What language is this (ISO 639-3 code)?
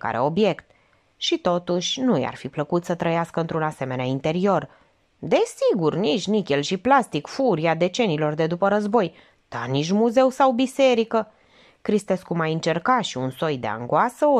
ron